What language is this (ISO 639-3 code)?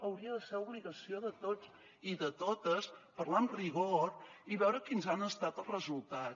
cat